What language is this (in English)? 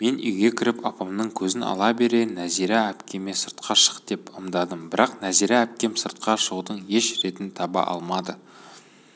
Kazakh